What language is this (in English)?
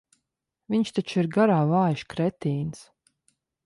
Latvian